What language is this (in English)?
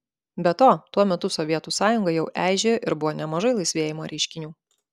Lithuanian